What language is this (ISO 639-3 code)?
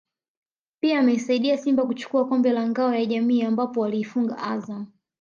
swa